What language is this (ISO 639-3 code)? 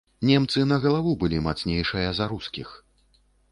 bel